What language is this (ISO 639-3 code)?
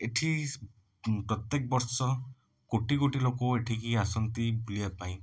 ori